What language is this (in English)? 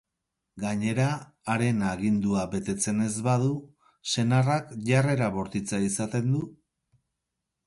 Basque